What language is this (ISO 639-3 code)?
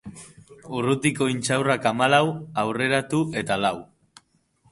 eus